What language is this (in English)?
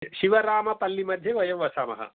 Sanskrit